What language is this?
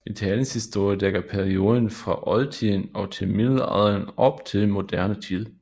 Danish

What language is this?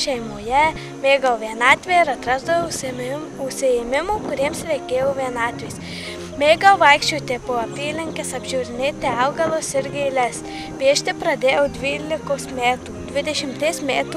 Lithuanian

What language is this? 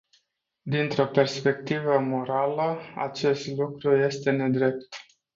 Romanian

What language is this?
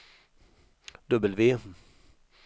Swedish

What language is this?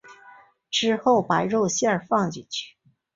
Chinese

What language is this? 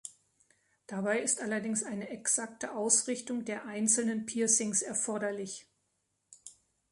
German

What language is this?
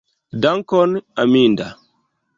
Esperanto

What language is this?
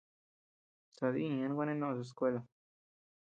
Tepeuxila Cuicatec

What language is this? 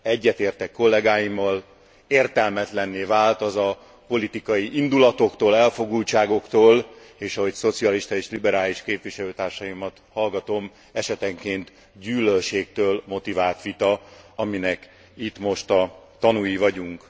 Hungarian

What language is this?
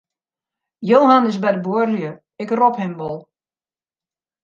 Western Frisian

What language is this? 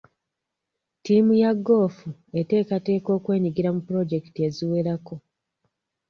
Ganda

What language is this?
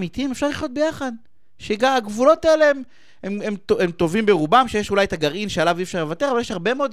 Hebrew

